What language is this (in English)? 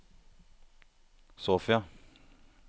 Norwegian